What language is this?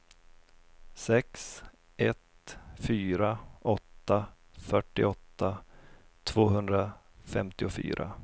Swedish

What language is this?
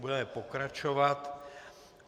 Czech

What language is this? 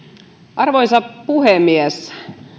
Finnish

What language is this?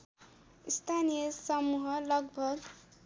Nepali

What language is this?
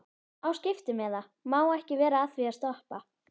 Icelandic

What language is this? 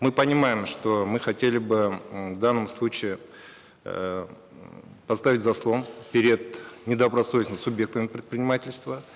Kazakh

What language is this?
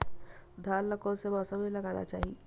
Chhattisgarhi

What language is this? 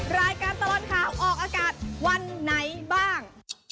Thai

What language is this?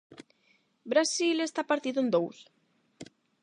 Galician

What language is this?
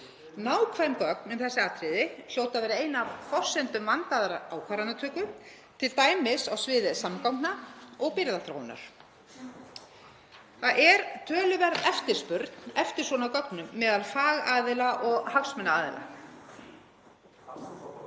Icelandic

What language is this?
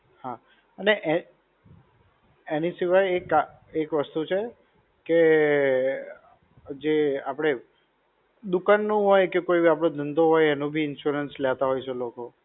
Gujarati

